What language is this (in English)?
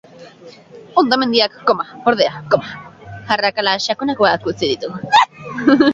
Basque